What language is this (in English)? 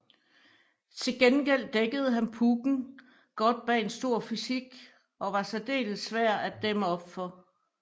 Danish